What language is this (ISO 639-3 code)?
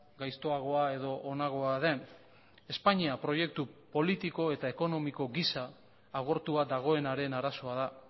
eus